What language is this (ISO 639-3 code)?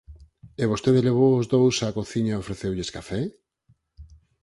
glg